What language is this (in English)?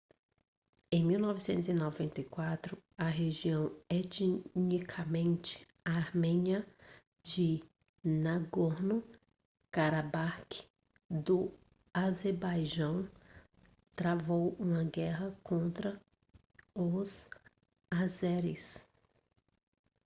Portuguese